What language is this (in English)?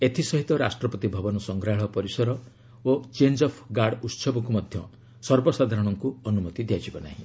Odia